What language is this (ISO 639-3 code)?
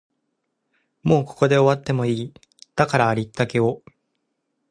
jpn